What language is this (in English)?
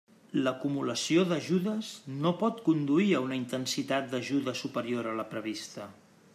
Catalan